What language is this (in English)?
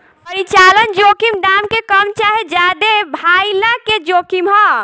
Bhojpuri